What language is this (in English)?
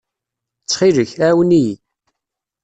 Kabyle